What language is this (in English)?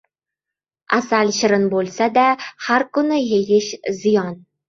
Uzbek